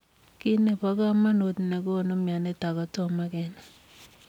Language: Kalenjin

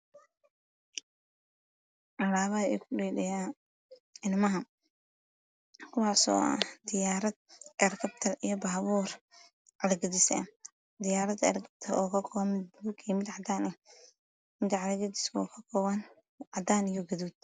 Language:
Somali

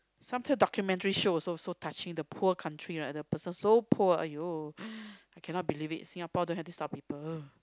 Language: English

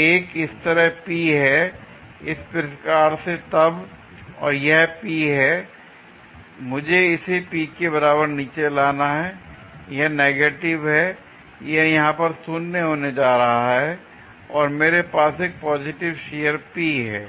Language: Hindi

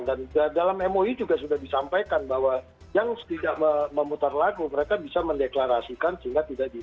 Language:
Indonesian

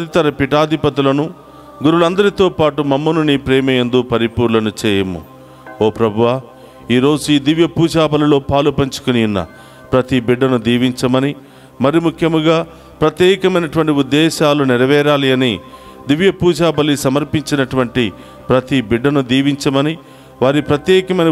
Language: Telugu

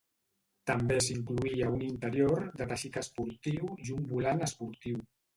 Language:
Catalan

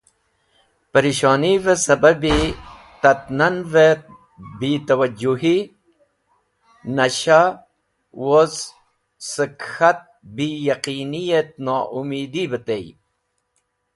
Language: Wakhi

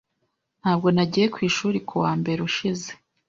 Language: Kinyarwanda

